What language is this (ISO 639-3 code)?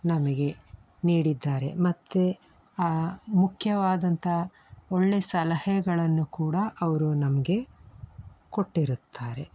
kan